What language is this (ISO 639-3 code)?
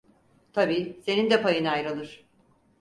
tur